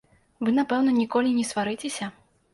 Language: Belarusian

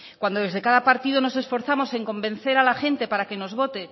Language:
Spanish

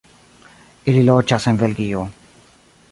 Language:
Esperanto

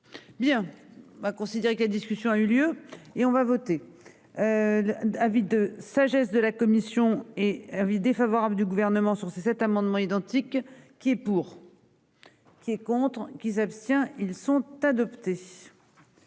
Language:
French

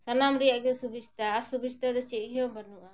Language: Santali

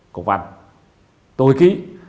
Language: Vietnamese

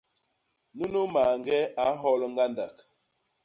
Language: Basaa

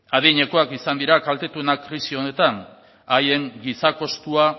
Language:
Basque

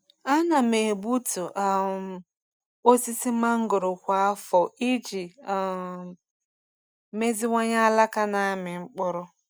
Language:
Igbo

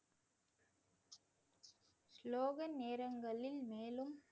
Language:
Tamil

